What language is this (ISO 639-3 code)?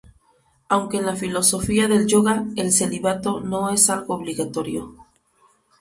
spa